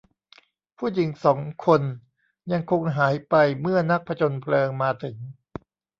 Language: Thai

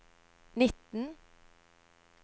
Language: Norwegian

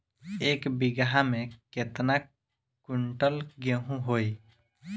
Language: Bhojpuri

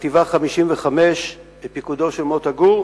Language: Hebrew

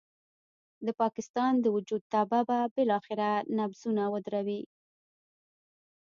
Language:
Pashto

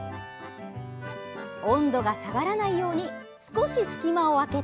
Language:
Japanese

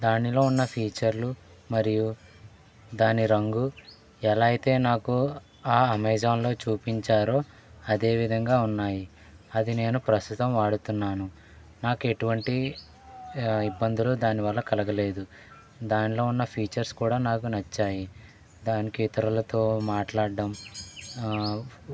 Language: Telugu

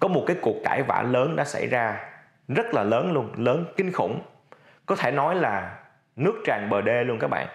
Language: Vietnamese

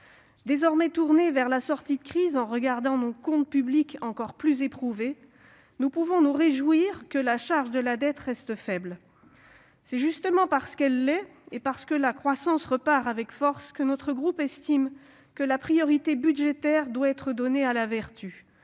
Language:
French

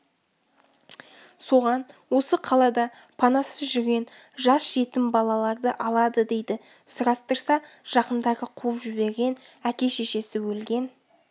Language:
Kazakh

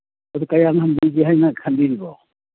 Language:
Manipuri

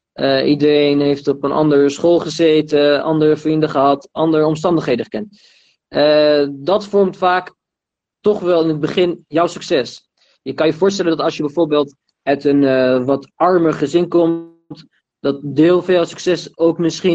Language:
Dutch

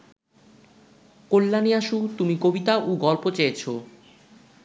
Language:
Bangla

